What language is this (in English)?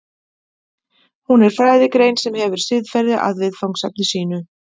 Icelandic